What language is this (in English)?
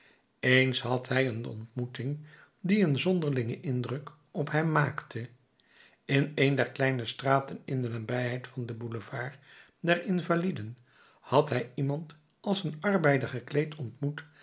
Dutch